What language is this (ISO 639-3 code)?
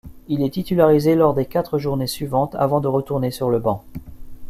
fra